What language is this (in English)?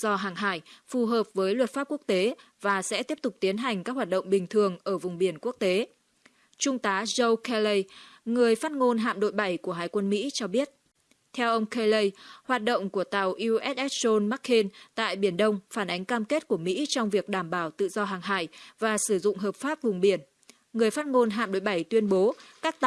Vietnamese